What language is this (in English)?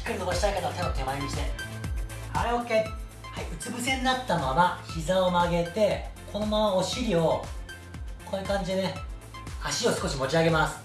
Japanese